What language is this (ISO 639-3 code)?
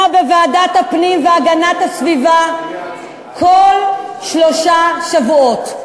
heb